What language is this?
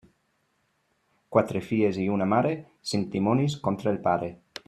Catalan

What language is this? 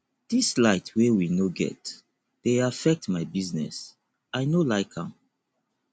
Nigerian Pidgin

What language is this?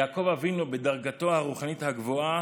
Hebrew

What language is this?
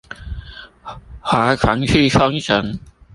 Chinese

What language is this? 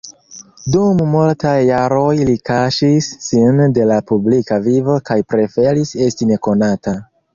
Esperanto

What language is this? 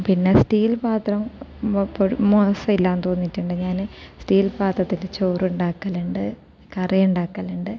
Malayalam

